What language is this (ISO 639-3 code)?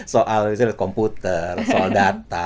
ind